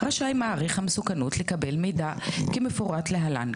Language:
Hebrew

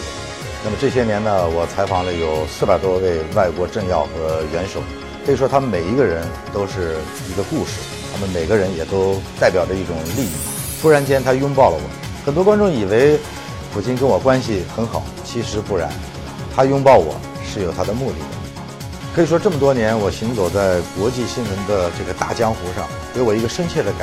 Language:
Chinese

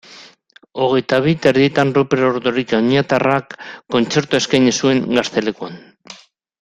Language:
Basque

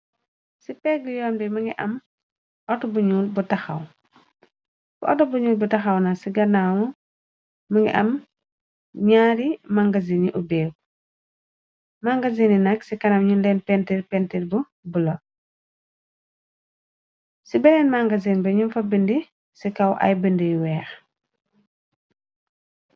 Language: Wolof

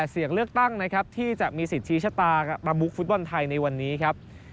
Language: Thai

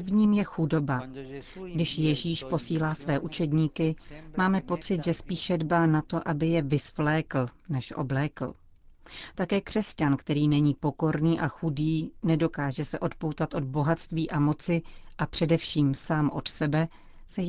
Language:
Czech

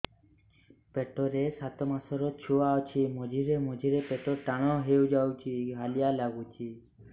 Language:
Odia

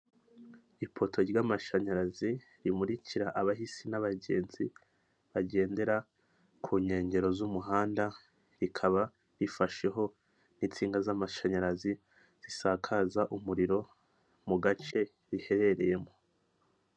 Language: Kinyarwanda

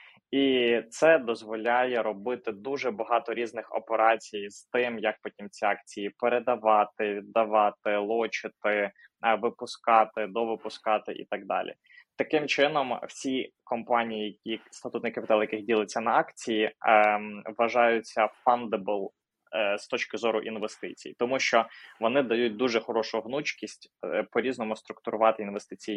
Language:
Ukrainian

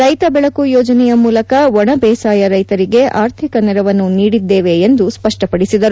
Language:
Kannada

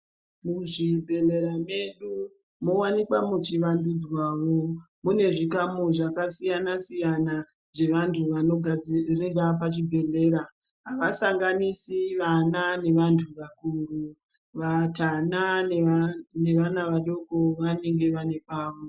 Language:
Ndau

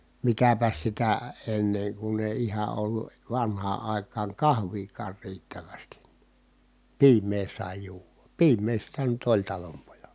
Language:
Finnish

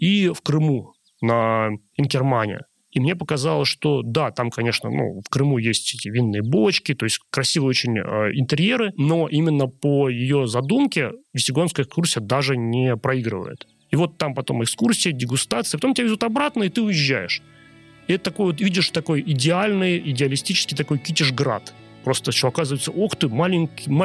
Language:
Russian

